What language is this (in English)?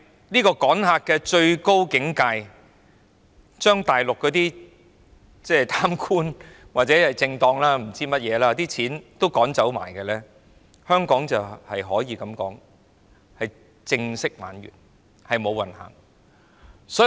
Cantonese